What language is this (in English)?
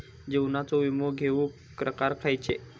Marathi